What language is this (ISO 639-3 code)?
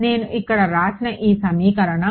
tel